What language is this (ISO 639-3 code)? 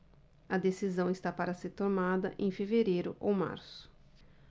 por